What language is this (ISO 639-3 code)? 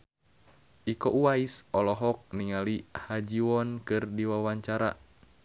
sun